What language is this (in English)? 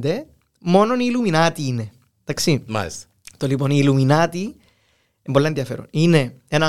Greek